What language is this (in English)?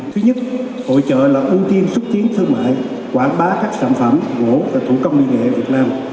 Vietnamese